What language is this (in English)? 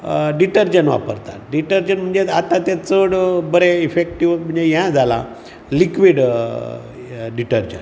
Konkani